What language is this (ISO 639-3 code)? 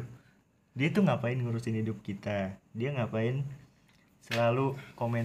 ind